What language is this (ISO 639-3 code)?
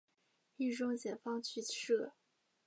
zho